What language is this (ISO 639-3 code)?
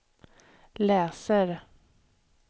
swe